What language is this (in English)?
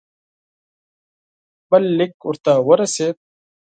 Pashto